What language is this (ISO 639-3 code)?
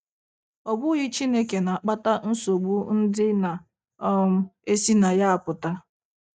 ibo